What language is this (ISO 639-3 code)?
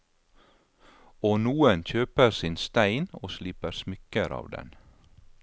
nor